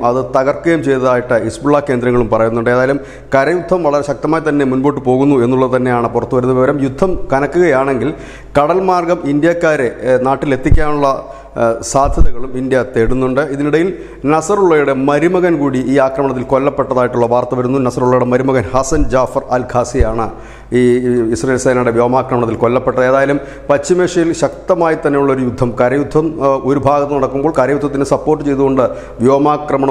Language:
Malayalam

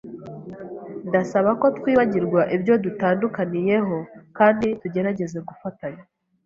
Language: Kinyarwanda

